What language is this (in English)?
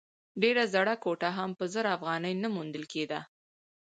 Pashto